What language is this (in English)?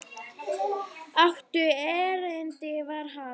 Icelandic